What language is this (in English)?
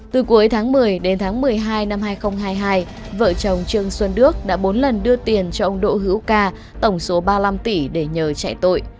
Vietnamese